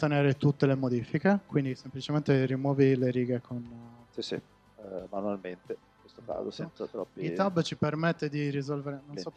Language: Italian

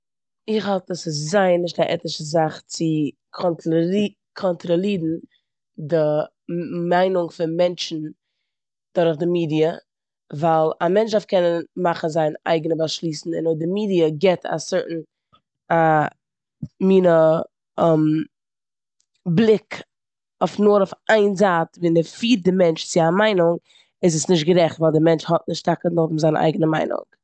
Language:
Yiddish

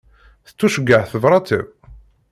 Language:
Kabyle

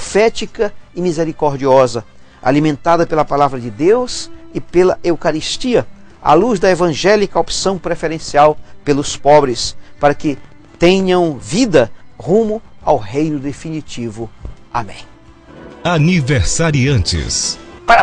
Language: Portuguese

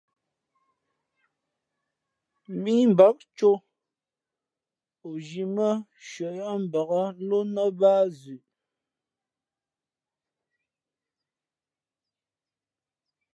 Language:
Fe'fe'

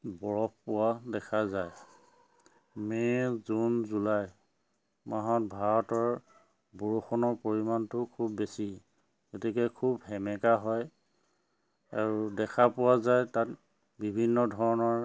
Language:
Assamese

